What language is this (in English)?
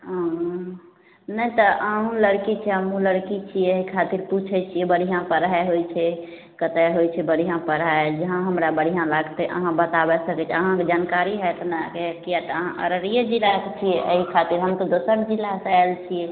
Maithili